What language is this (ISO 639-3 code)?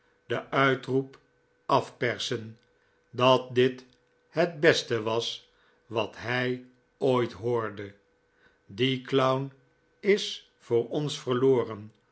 nld